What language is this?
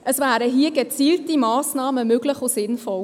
Swiss German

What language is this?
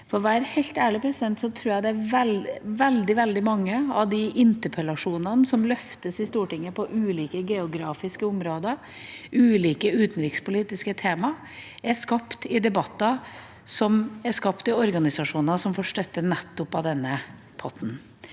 Norwegian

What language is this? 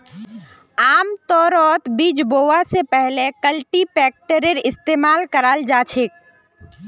Magahi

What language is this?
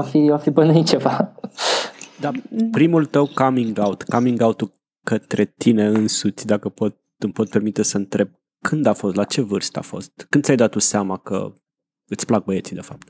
Romanian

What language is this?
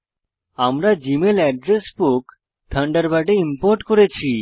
Bangla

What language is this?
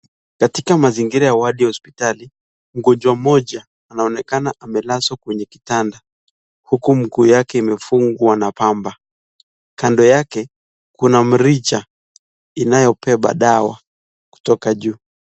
Swahili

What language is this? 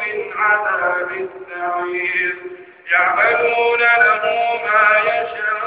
Arabic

